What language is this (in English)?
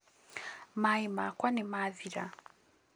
Kikuyu